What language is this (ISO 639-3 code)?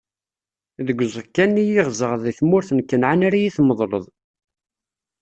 kab